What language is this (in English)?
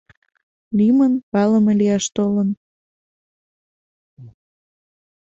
Mari